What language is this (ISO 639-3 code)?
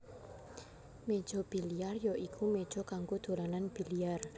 jav